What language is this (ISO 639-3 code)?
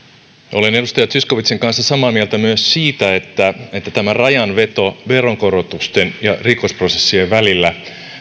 fin